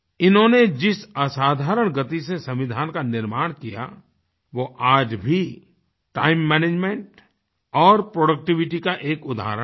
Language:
Hindi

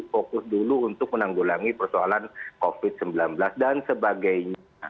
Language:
Indonesian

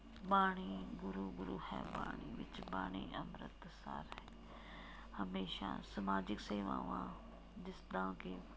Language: Punjabi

